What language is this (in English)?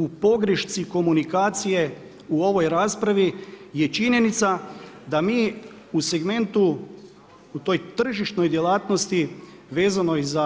Croatian